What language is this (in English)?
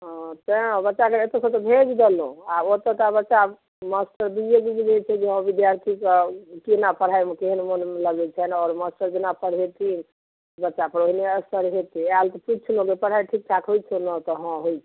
Maithili